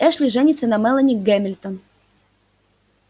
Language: Russian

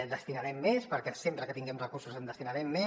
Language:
Catalan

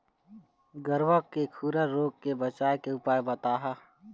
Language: Chhattisgarhi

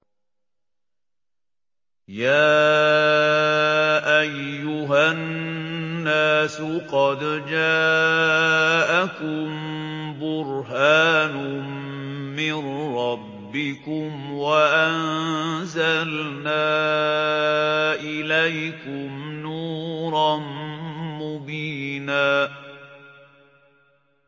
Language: Arabic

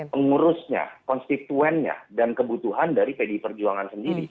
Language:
Indonesian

